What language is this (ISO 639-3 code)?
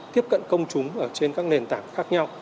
vie